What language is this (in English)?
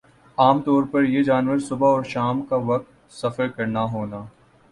Urdu